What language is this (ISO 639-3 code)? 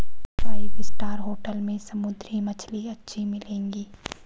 hin